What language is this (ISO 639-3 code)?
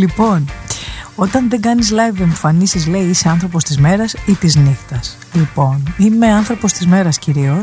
ell